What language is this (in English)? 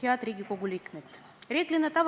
Estonian